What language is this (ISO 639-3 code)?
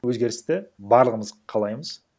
kaz